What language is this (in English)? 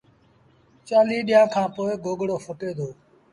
Sindhi Bhil